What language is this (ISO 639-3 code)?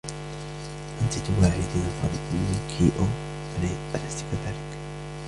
ara